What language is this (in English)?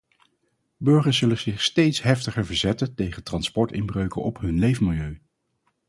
Dutch